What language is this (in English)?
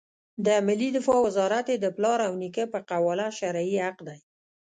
Pashto